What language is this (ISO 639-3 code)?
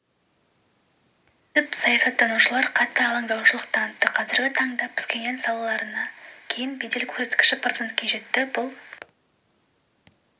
kaz